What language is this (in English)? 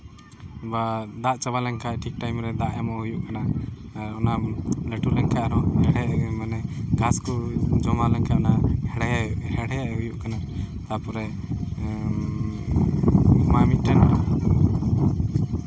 Santali